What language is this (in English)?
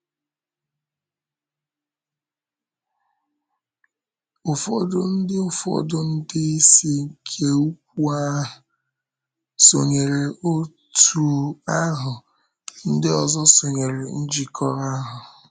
Igbo